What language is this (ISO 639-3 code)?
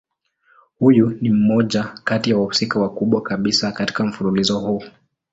swa